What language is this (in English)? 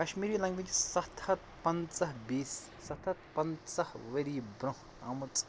Kashmiri